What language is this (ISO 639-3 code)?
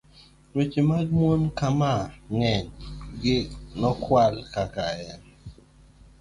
luo